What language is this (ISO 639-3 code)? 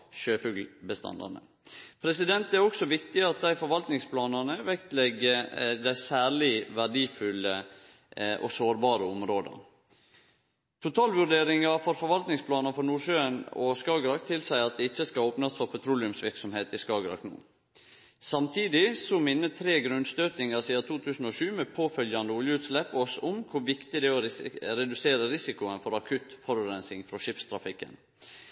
nno